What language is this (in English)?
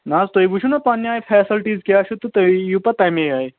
Kashmiri